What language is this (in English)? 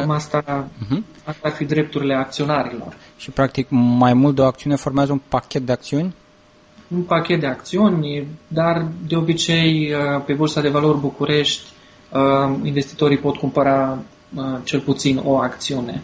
Romanian